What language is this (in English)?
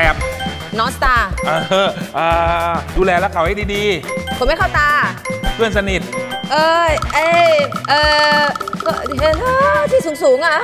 Thai